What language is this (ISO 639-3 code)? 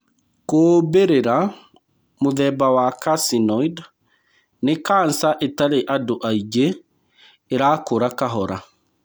kik